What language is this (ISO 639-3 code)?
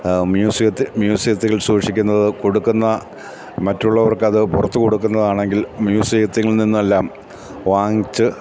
mal